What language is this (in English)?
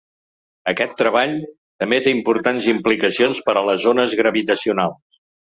Catalan